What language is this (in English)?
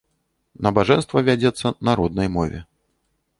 Belarusian